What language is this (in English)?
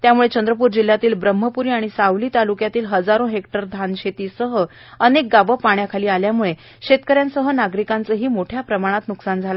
Marathi